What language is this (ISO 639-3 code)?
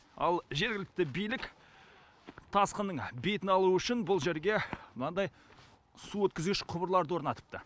kaz